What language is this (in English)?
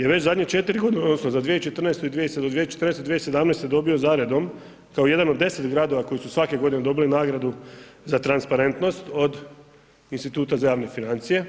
Croatian